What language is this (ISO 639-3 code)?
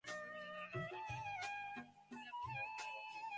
ben